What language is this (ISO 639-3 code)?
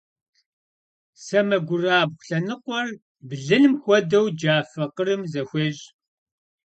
kbd